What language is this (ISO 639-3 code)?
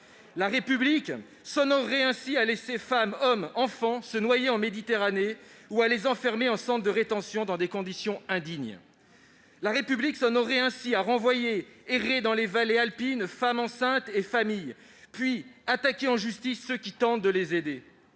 fra